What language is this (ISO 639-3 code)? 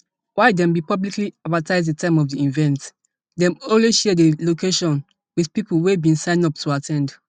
pcm